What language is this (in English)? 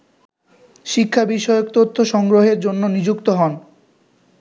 Bangla